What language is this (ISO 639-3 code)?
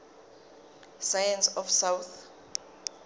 zul